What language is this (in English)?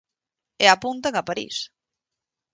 Galician